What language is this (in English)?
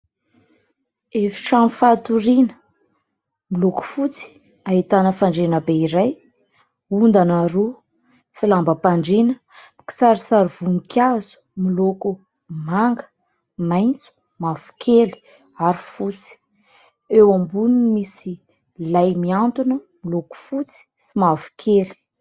Malagasy